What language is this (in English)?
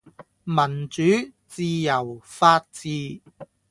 Cantonese